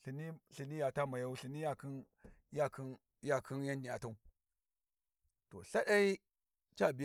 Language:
Warji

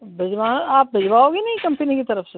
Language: Hindi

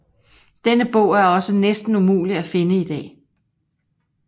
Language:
Danish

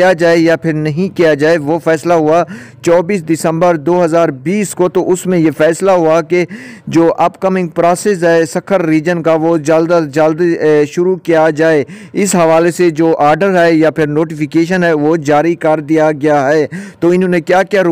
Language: Hindi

